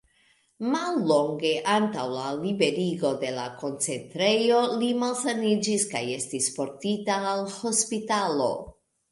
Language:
Esperanto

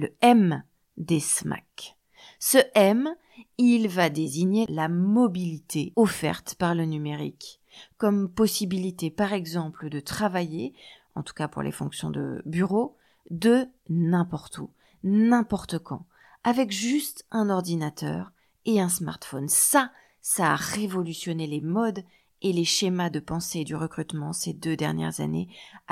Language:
French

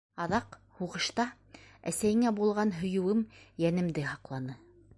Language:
Bashkir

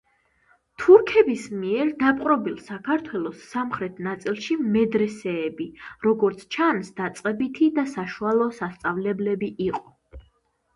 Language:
Georgian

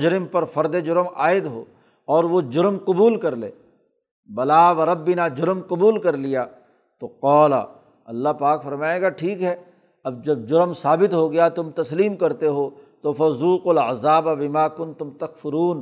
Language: Urdu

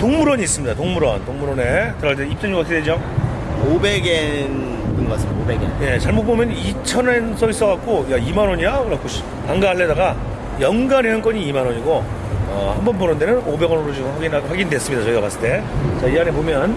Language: Korean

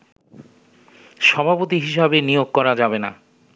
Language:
Bangla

